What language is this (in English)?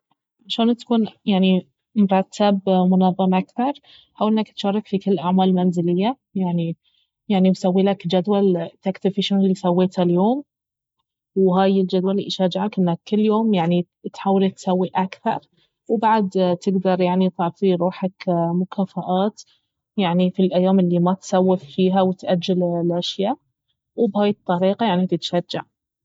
Baharna Arabic